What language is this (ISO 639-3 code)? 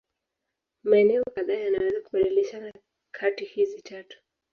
swa